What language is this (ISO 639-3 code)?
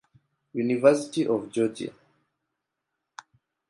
swa